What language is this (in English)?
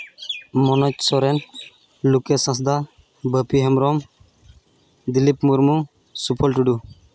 Santali